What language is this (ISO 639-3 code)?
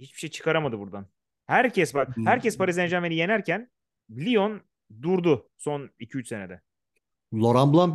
tur